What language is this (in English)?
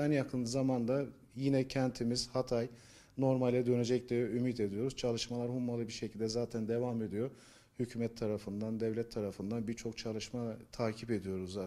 Turkish